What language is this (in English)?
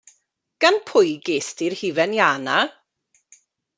Welsh